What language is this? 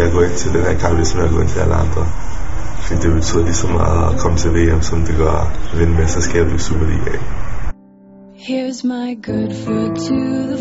Danish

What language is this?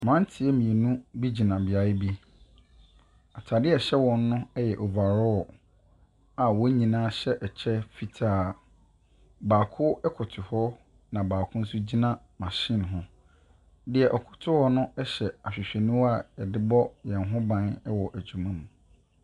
Akan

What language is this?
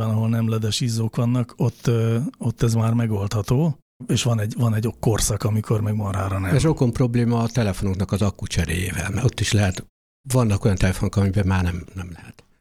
Hungarian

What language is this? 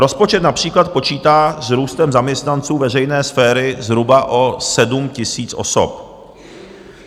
Czech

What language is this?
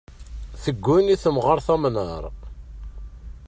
Kabyle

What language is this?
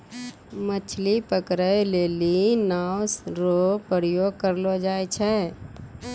Maithili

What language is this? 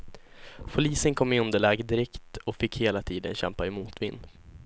Swedish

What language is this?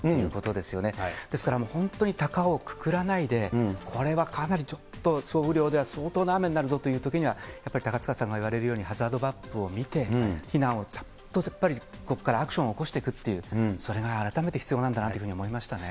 Japanese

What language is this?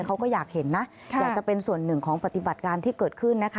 Thai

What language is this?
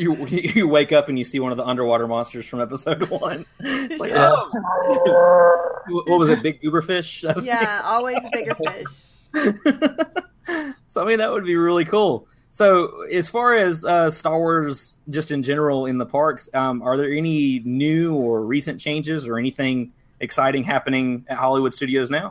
English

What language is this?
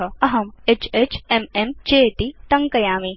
Sanskrit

